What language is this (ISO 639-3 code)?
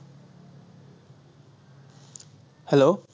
asm